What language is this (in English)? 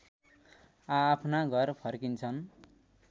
Nepali